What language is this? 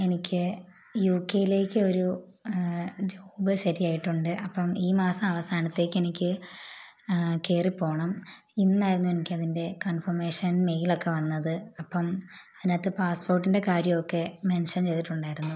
Malayalam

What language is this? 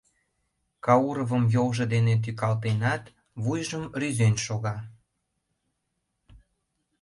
Mari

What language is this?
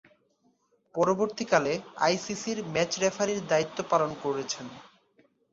Bangla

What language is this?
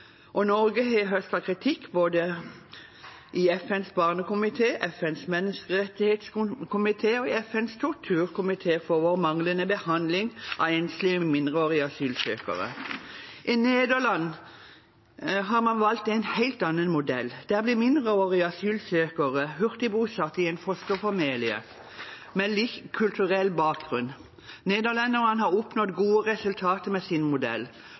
Norwegian Bokmål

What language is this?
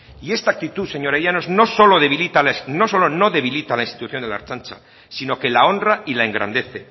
Spanish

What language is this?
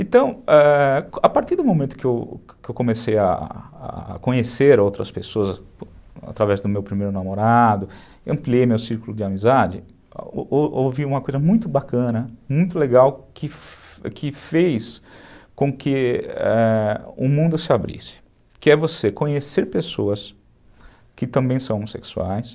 Portuguese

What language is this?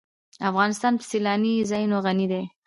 Pashto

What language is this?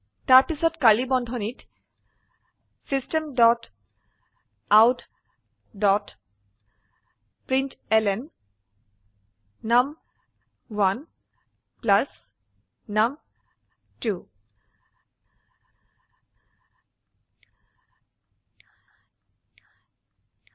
Assamese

